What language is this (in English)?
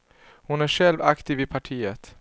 Swedish